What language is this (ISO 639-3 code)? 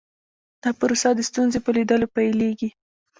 pus